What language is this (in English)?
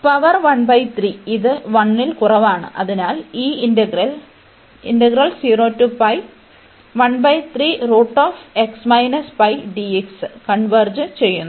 Malayalam